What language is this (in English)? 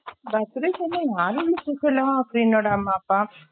Tamil